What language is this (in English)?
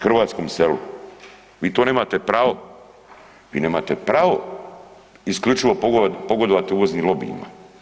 Croatian